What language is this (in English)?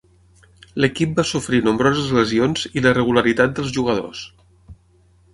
Catalan